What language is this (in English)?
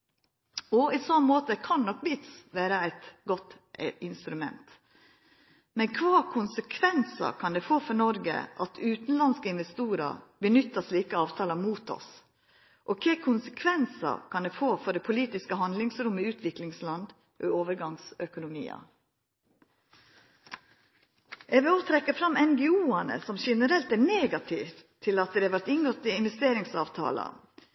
Norwegian Nynorsk